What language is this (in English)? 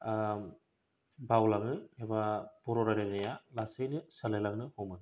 Bodo